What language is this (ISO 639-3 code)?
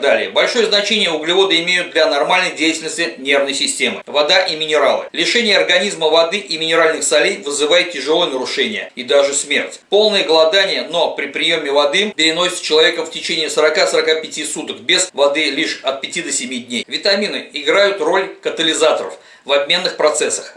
rus